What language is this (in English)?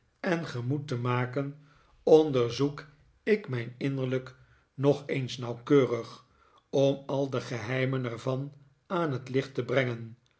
Dutch